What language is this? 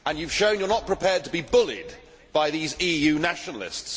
English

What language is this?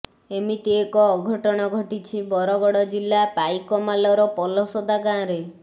Odia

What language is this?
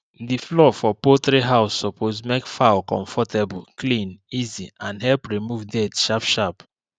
Nigerian Pidgin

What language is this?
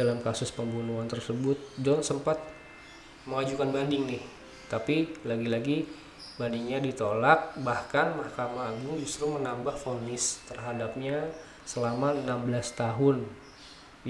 Indonesian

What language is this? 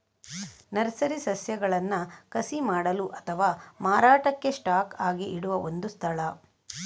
Kannada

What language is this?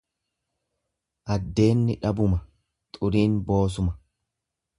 Oromo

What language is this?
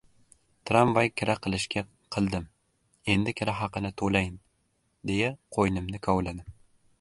Uzbek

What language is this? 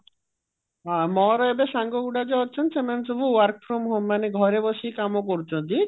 Odia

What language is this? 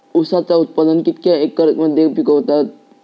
Marathi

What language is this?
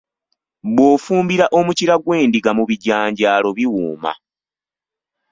Ganda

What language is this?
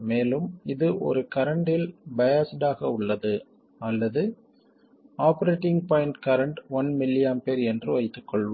Tamil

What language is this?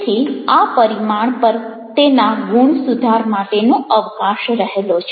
Gujarati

